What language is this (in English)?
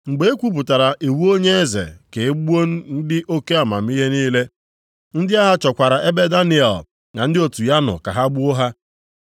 Igbo